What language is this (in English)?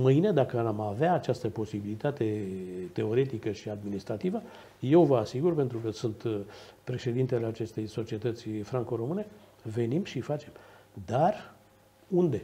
Romanian